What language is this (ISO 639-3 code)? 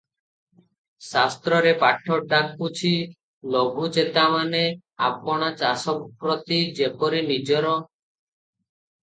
ori